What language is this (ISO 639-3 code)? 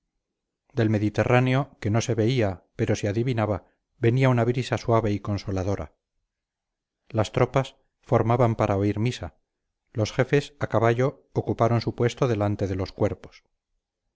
spa